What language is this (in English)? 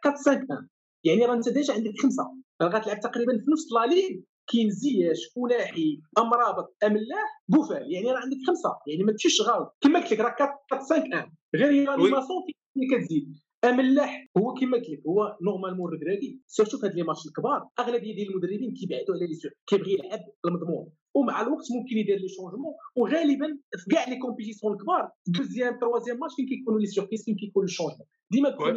Arabic